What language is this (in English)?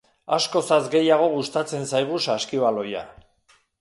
Basque